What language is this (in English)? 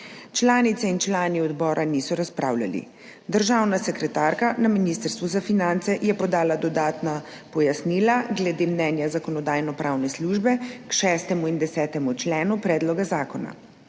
Slovenian